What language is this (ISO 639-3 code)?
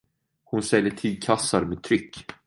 swe